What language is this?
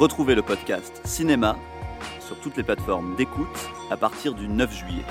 French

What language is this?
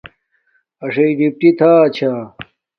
Domaaki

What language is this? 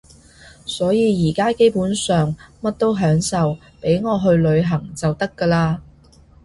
Cantonese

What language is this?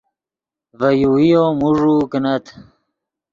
Yidgha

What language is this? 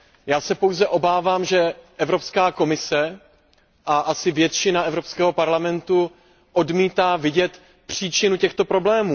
Czech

